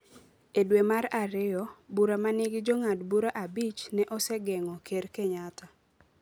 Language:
Luo (Kenya and Tanzania)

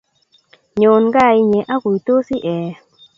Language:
Kalenjin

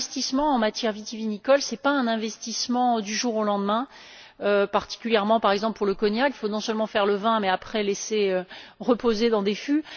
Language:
French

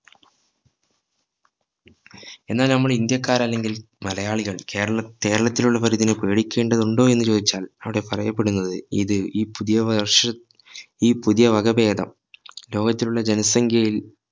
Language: Malayalam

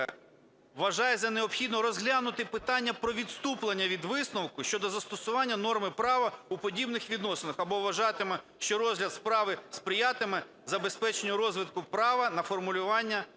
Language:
Ukrainian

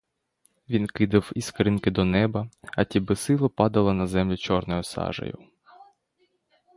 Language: Ukrainian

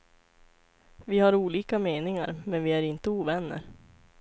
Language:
Swedish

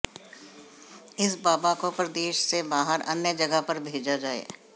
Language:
Hindi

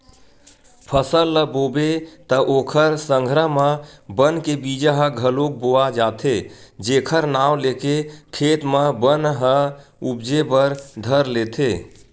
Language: Chhattisgarhi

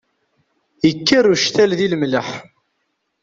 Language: Kabyle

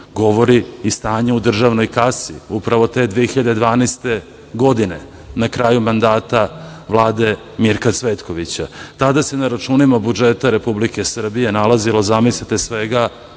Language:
Serbian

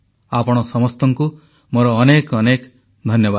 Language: Odia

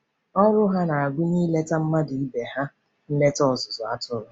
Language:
Igbo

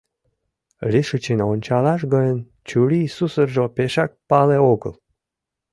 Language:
Mari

